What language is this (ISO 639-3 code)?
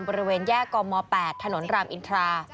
tha